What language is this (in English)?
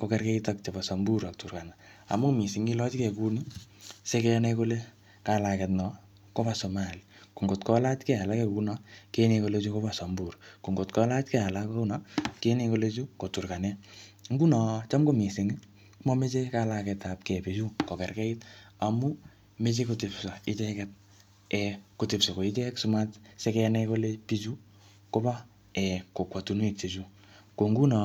Kalenjin